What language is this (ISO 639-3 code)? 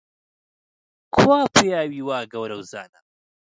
ckb